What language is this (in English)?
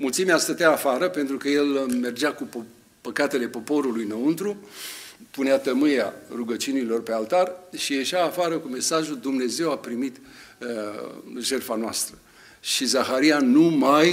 Romanian